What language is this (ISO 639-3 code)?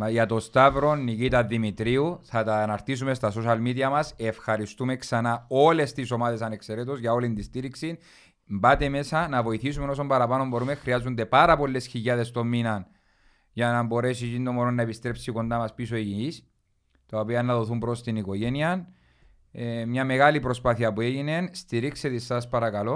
ell